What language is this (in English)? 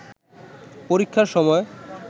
Bangla